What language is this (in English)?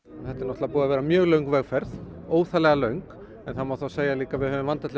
Icelandic